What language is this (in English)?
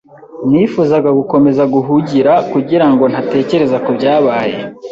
Kinyarwanda